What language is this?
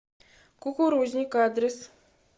Russian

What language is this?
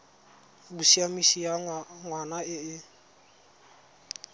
Tswana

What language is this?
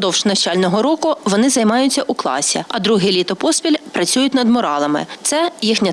Ukrainian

